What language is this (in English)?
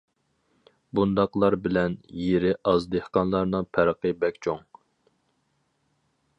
Uyghur